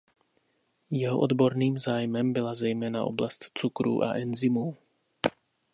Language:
Czech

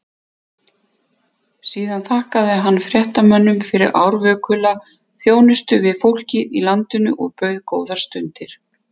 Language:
Icelandic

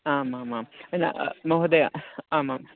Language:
Sanskrit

